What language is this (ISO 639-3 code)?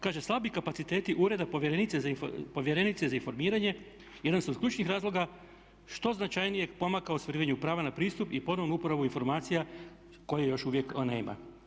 hrv